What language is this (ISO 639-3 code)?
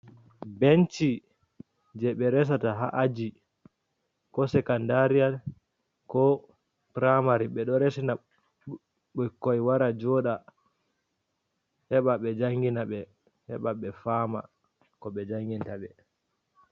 ful